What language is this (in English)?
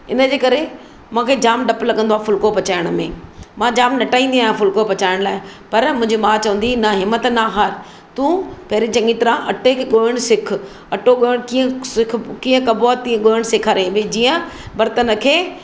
Sindhi